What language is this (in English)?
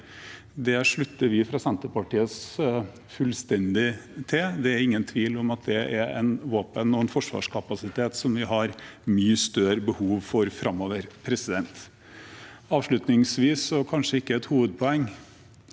Norwegian